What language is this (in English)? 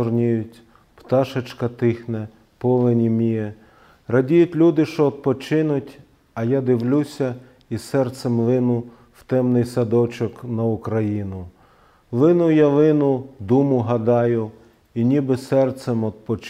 Russian